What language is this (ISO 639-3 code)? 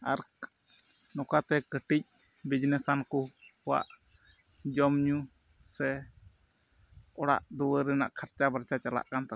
sat